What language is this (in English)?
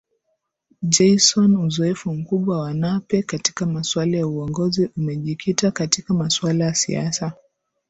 Swahili